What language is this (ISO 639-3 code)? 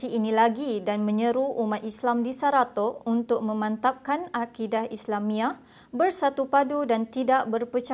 msa